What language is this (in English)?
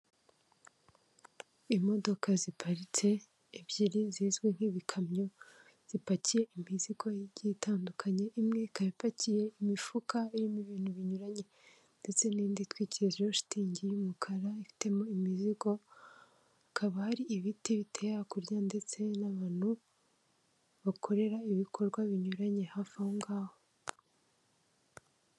Kinyarwanda